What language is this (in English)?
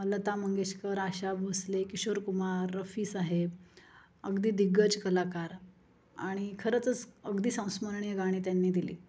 Marathi